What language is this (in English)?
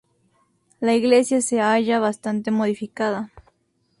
Spanish